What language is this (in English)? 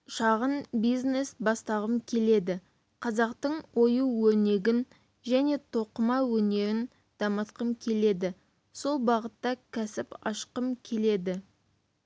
Kazakh